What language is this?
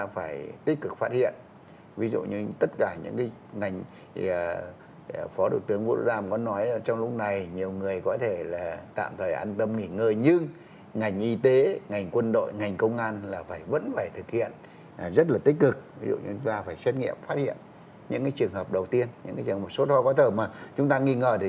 Vietnamese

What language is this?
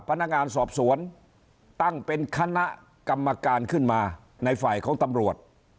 Thai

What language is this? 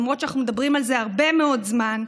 Hebrew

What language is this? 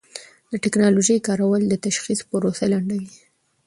Pashto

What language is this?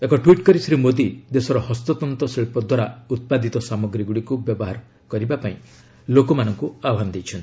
Odia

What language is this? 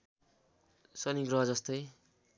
Nepali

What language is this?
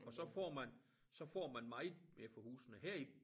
Danish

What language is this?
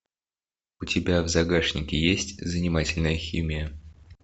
Russian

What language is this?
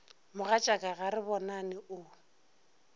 Northern Sotho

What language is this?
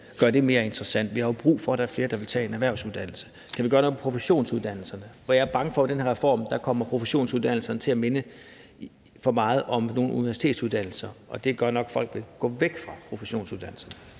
Danish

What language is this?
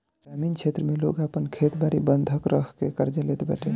Bhojpuri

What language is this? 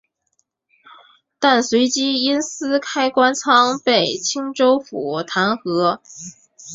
Chinese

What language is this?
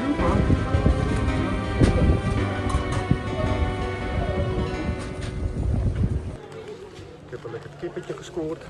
Dutch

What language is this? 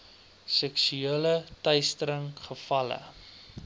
Afrikaans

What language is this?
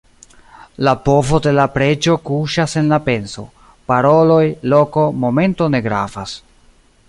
Esperanto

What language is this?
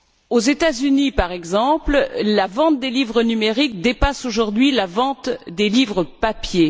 French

